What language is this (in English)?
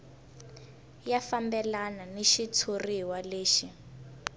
Tsonga